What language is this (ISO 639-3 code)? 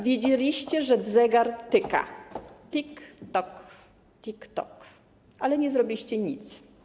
pol